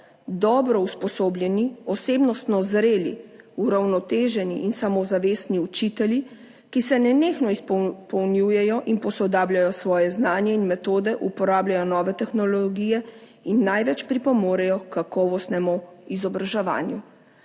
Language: Slovenian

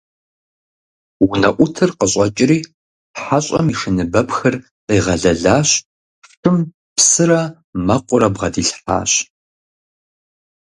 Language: Kabardian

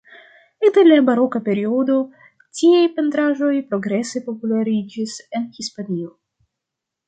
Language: Esperanto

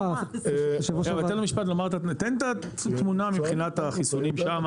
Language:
Hebrew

